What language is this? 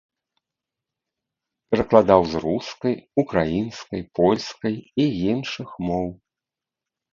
Belarusian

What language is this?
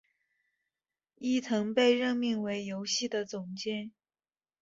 Chinese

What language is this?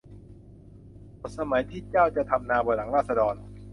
Thai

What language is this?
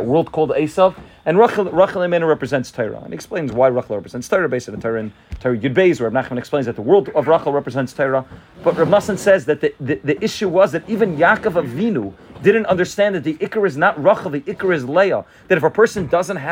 English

